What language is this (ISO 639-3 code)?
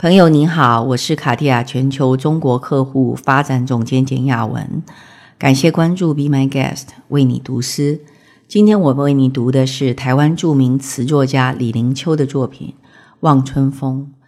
zho